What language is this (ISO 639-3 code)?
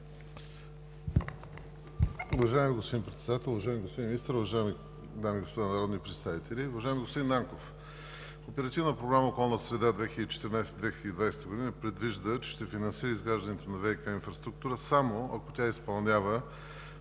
bul